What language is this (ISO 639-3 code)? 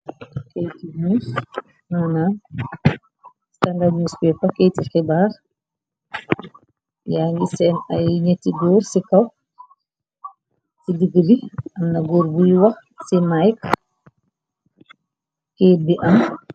wol